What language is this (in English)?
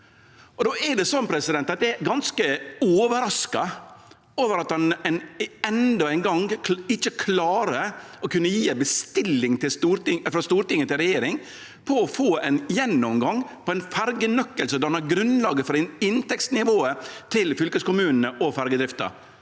Norwegian